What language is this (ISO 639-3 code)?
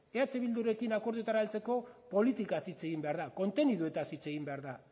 eus